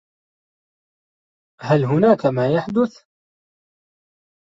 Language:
Arabic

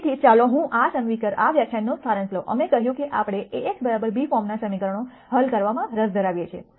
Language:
Gujarati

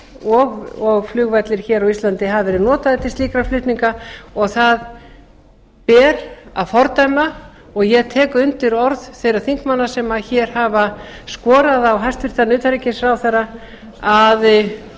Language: Icelandic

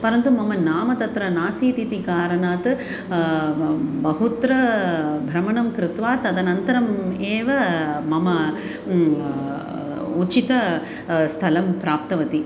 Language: Sanskrit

